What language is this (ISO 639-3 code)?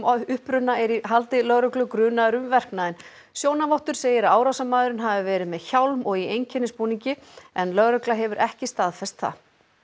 isl